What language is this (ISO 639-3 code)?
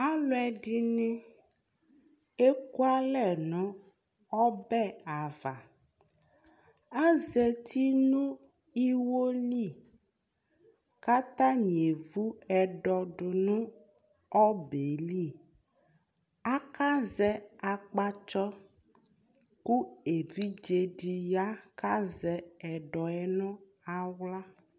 kpo